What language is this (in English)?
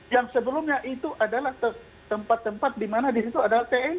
Indonesian